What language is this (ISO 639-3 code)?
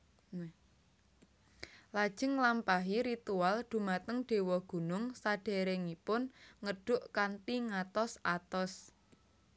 jav